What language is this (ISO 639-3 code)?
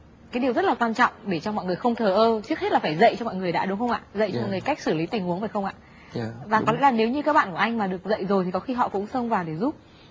vie